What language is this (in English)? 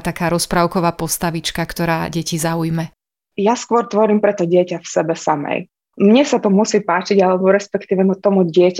Slovak